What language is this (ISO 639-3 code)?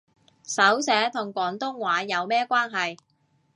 yue